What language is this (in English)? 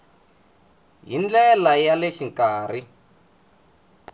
Tsonga